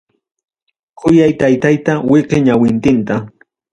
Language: Ayacucho Quechua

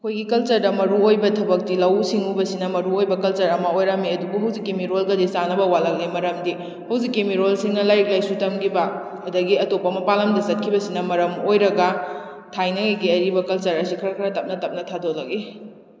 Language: Manipuri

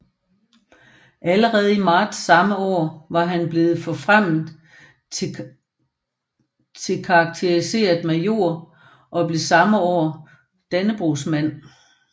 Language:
Danish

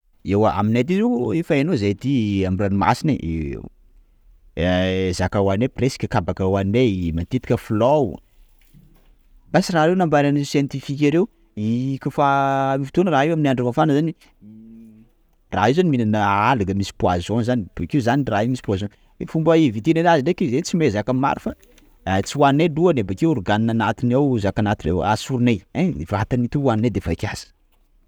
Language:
Sakalava Malagasy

